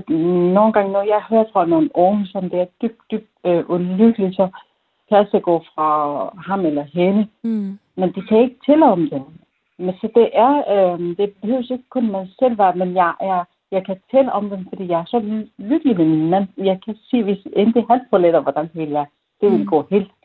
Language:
Danish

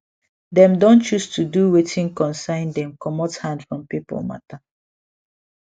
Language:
Nigerian Pidgin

